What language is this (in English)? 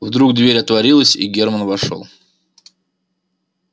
Russian